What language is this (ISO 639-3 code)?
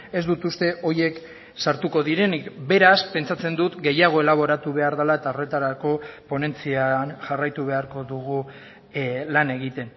eus